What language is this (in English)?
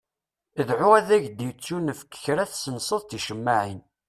Kabyle